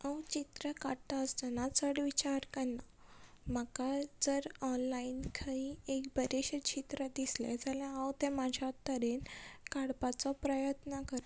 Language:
Konkani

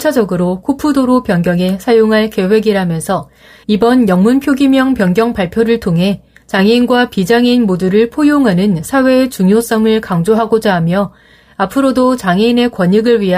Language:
Korean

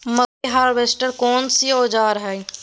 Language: Maithili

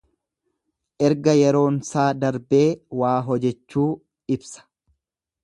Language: Oromo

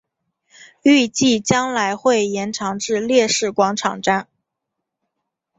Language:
Chinese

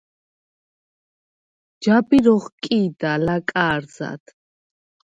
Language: Svan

